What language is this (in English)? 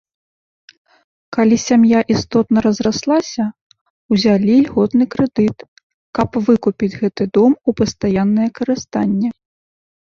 Belarusian